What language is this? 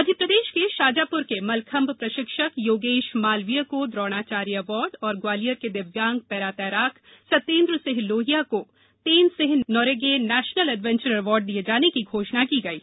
Hindi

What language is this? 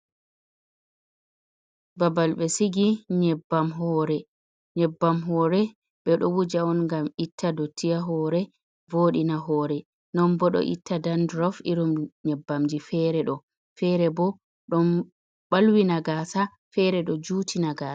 Fula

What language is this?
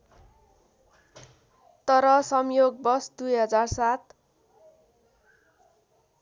Nepali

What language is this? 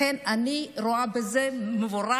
Hebrew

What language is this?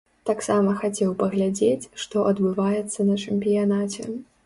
Belarusian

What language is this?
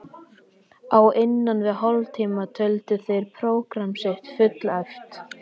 Icelandic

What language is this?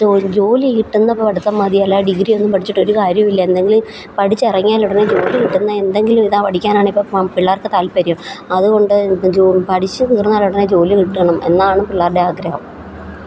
Malayalam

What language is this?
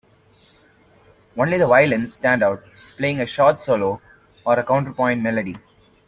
English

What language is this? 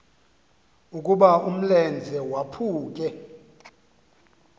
Xhosa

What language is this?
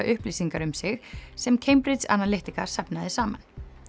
Icelandic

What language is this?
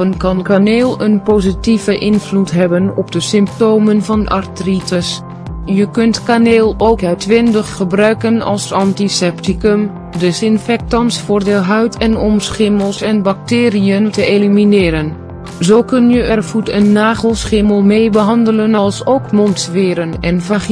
Dutch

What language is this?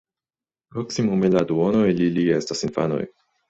Esperanto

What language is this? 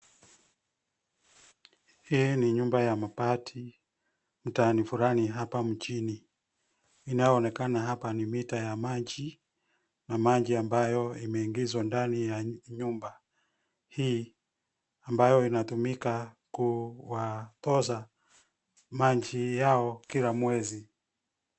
Swahili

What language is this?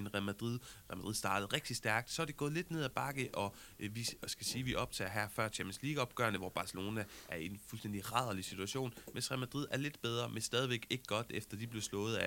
Danish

